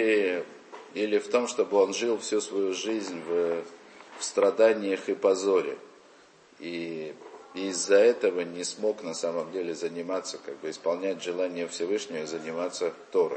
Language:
Russian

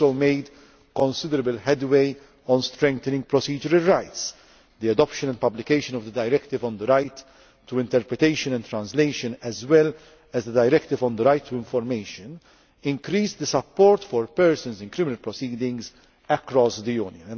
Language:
English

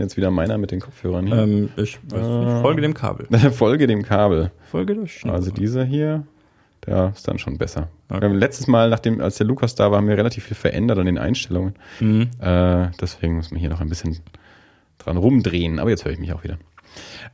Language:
German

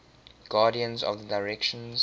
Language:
English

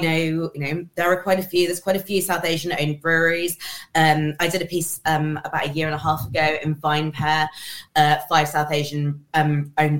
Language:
English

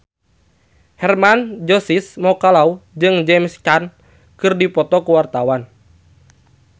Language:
Sundanese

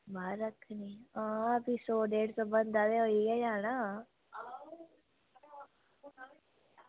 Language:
Dogri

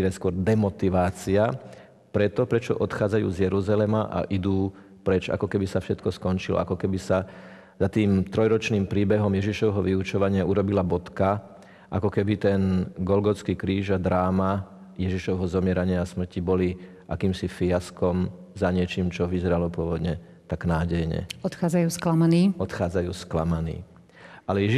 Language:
Slovak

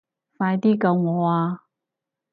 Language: Cantonese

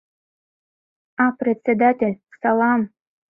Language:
Mari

